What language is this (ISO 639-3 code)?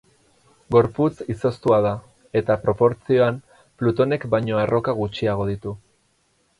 eus